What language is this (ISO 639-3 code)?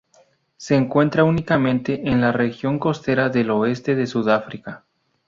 spa